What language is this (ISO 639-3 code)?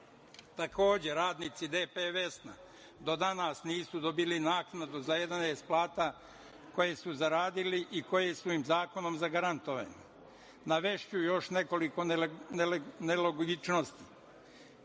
srp